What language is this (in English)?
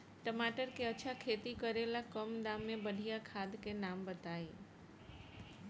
Bhojpuri